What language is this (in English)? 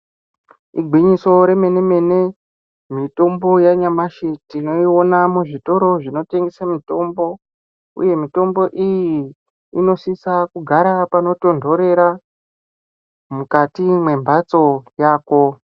Ndau